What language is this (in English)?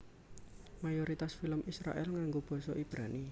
Javanese